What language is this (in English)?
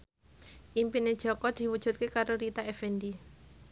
Javanese